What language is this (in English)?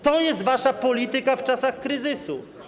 Polish